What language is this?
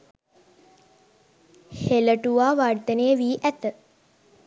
Sinhala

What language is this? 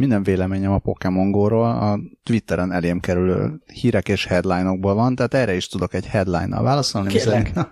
Hungarian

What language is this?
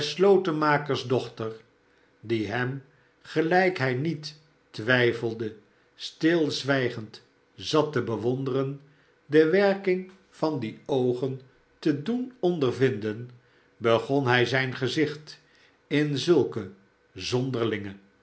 Dutch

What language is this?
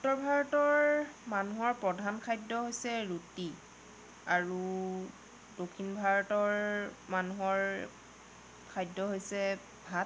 Assamese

